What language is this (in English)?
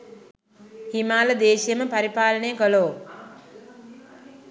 Sinhala